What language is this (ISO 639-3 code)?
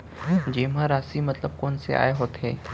hne